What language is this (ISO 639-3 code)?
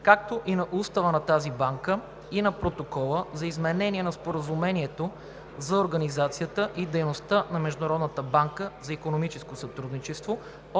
bul